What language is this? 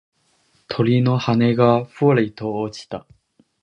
Japanese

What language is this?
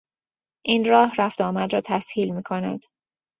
Persian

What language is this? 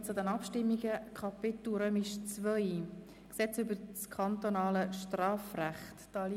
Swiss German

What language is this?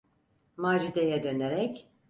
Turkish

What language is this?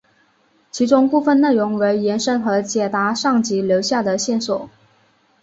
Chinese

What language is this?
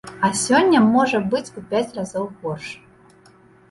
Belarusian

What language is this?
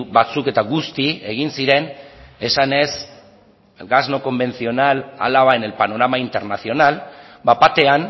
Basque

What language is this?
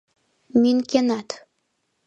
Mari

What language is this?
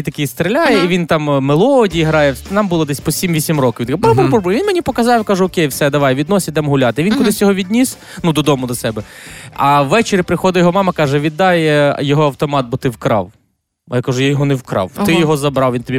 Ukrainian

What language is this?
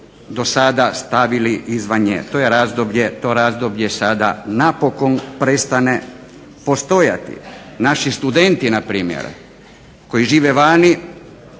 Croatian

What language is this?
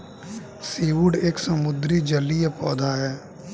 Hindi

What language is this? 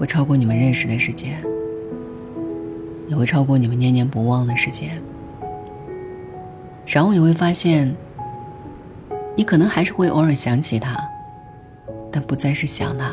Chinese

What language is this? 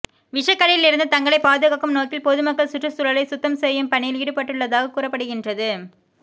Tamil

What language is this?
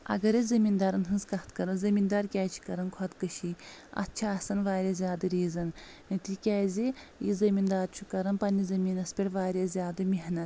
Kashmiri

